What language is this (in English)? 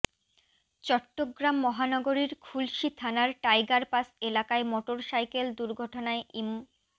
Bangla